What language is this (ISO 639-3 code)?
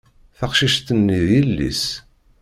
kab